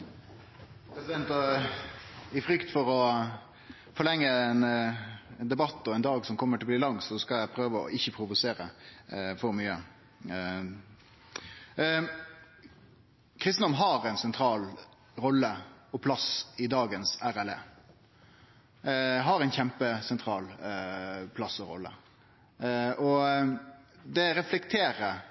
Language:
Norwegian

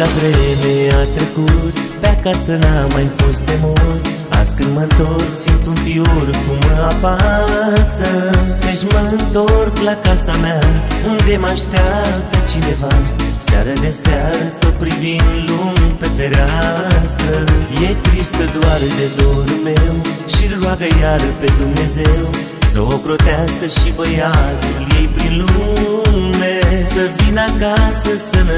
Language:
Romanian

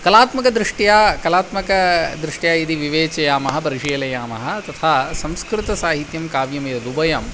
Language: Sanskrit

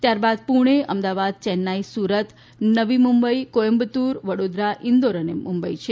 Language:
Gujarati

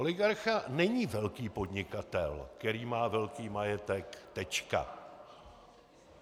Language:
Czech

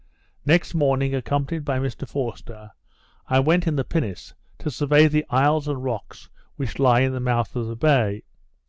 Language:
English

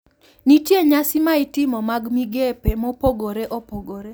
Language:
Luo (Kenya and Tanzania)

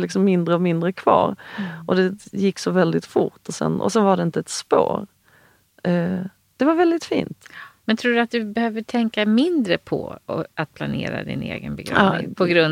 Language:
Swedish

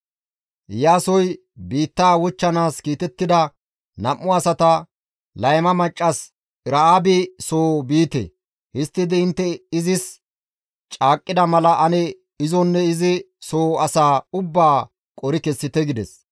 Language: Gamo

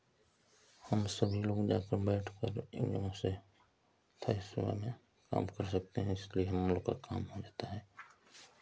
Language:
Hindi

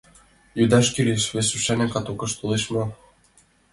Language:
Mari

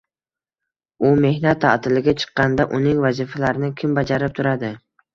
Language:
Uzbek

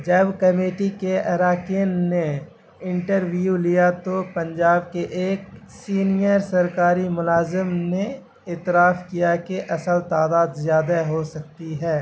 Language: Urdu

